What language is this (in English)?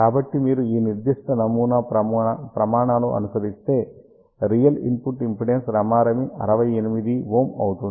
Telugu